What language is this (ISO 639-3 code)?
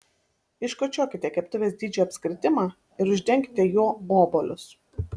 lit